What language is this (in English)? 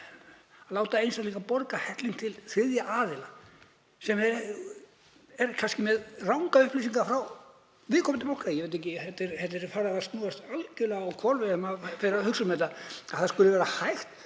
Icelandic